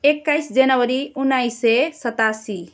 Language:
Nepali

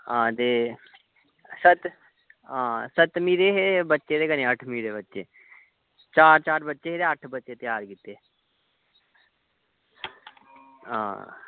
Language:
Dogri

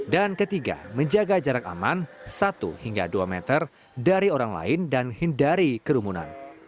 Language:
Indonesian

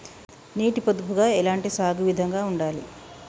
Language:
Telugu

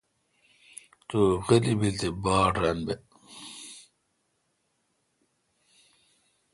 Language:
Kalkoti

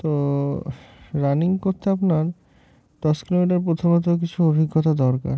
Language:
Bangla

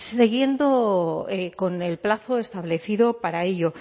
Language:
Spanish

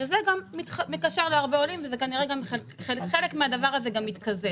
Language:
Hebrew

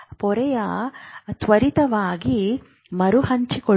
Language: Kannada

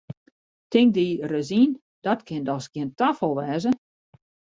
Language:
Western Frisian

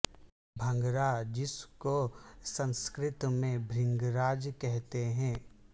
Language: Urdu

